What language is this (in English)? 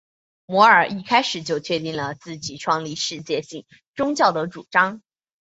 Chinese